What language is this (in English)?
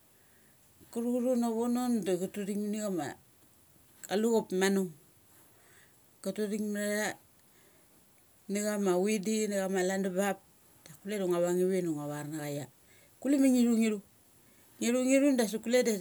Mali